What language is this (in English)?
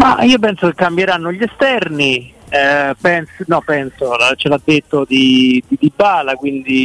Italian